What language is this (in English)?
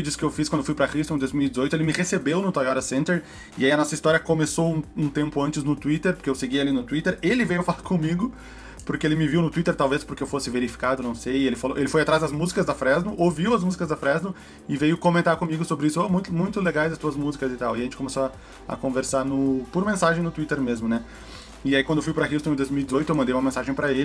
Portuguese